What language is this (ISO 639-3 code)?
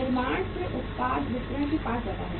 hin